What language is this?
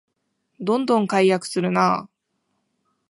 Japanese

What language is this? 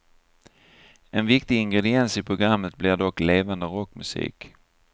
Swedish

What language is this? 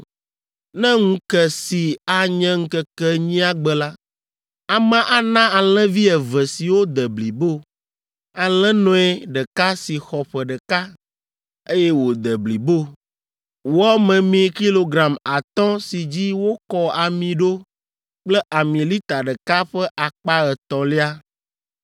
Ewe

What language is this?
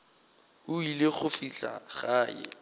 Northern Sotho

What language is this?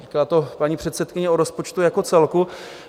Czech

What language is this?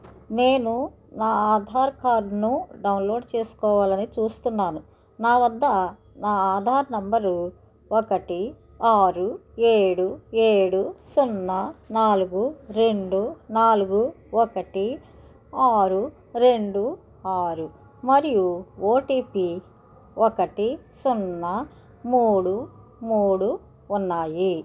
Telugu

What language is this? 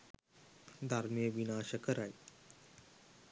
Sinhala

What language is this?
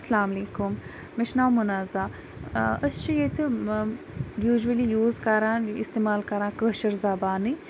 Kashmiri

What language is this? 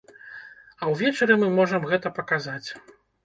Belarusian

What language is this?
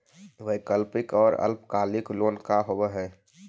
Magahi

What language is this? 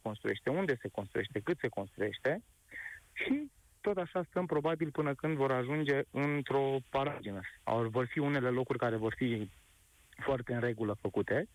Romanian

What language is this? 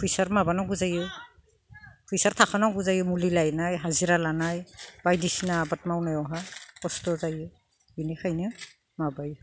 Bodo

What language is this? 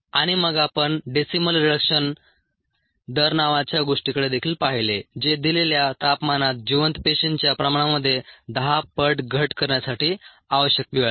Marathi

